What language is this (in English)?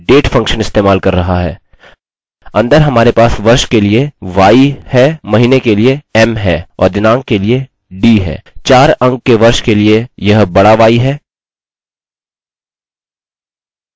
Hindi